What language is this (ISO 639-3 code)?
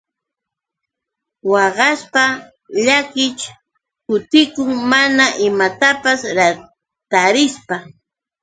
qux